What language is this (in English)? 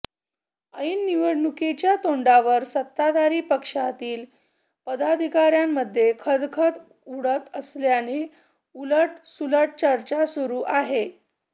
Marathi